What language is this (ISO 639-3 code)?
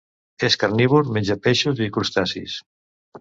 cat